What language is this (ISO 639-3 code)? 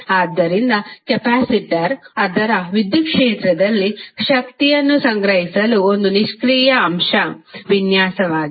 kan